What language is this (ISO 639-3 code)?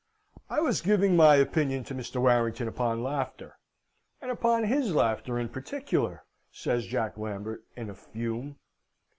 eng